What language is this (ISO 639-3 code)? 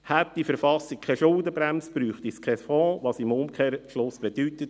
gsw